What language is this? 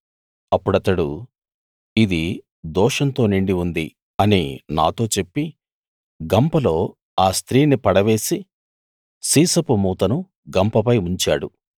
Telugu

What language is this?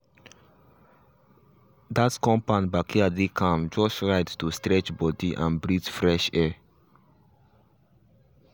Nigerian Pidgin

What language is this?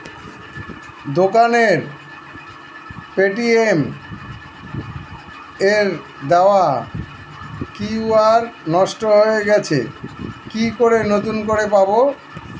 Bangla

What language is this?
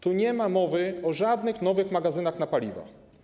Polish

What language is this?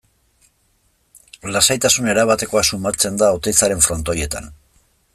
Basque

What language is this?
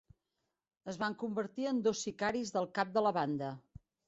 Catalan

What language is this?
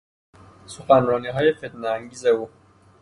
Persian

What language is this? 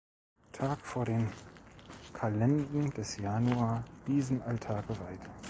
German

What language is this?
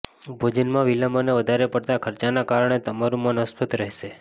Gujarati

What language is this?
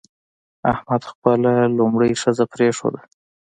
Pashto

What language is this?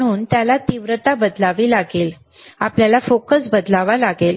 Marathi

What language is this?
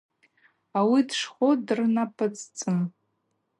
Abaza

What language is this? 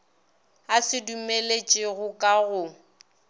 Northern Sotho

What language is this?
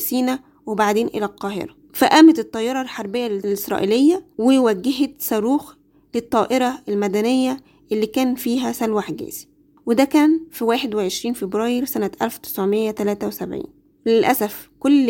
Arabic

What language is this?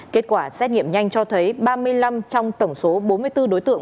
Vietnamese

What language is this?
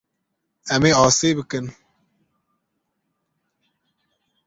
Kurdish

